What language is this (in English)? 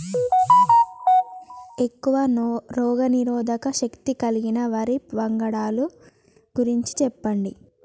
Telugu